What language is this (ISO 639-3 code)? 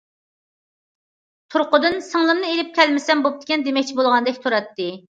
uig